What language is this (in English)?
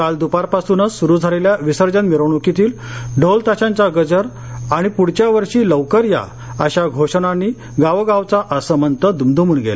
Marathi